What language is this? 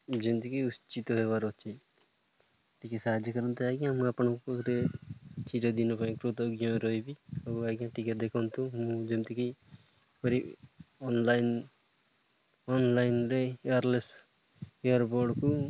Odia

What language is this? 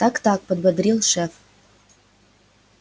Russian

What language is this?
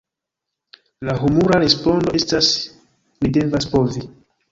Esperanto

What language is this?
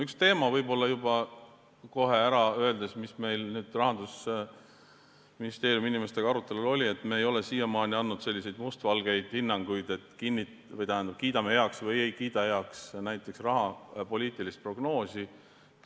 Estonian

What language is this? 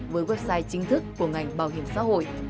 Vietnamese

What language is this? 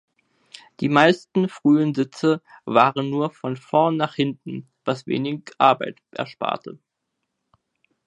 German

